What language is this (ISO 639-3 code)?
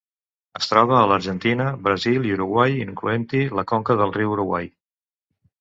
cat